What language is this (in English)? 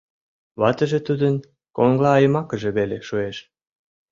Mari